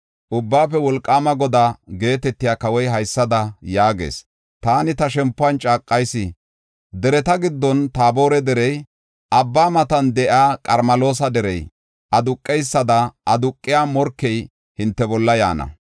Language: Gofa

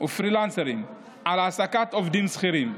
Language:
Hebrew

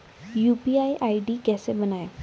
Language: Hindi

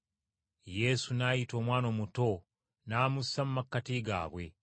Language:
Ganda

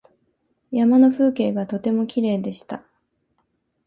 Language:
Japanese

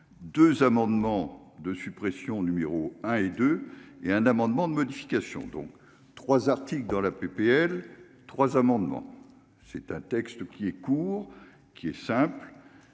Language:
French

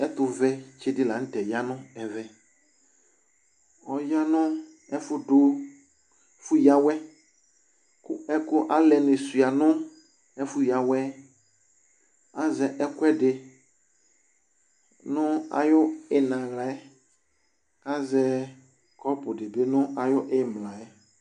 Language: Ikposo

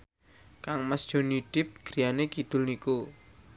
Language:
Javanese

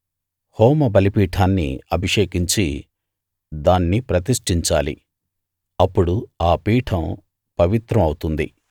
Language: Telugu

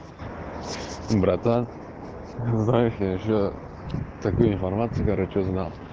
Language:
Russian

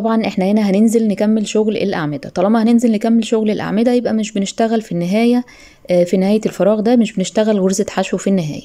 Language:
Arabic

